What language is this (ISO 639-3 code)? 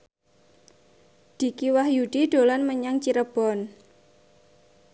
jav